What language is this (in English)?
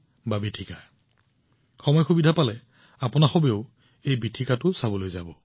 Assamese